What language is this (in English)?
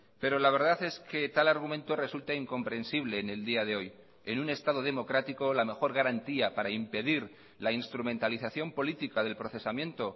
Spanish